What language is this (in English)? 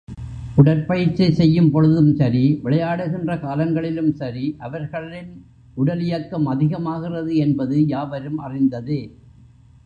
Tamil